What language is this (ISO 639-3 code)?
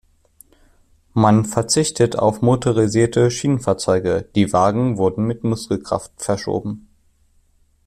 deu